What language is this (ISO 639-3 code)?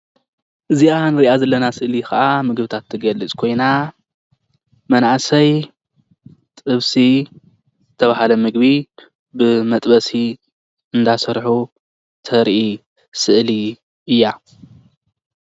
tir